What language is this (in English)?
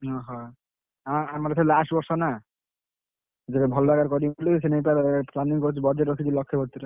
Odia